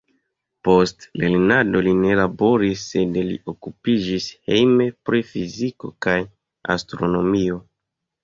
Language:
Esperanto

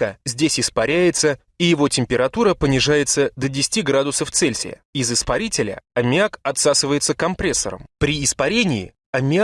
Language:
Russian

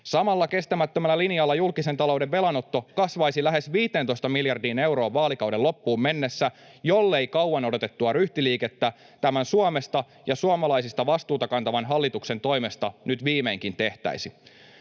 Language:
Finnish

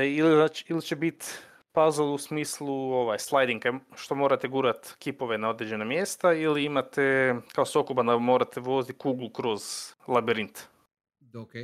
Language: Croatian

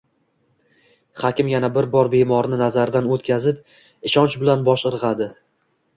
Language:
Uzbek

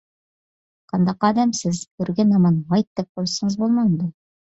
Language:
Uyghur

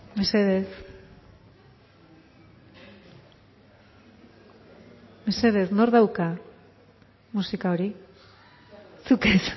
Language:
Basque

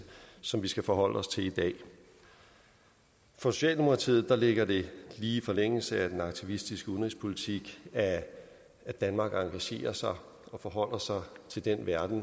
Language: Danish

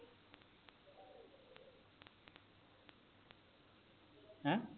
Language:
Punjabi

